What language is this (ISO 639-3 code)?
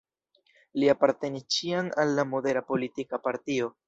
epo